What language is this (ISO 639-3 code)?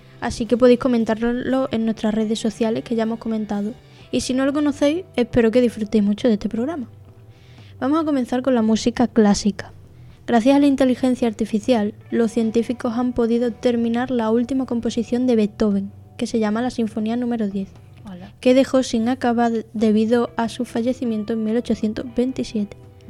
spa